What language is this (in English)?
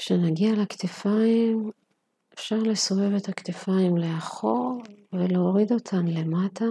Hebrew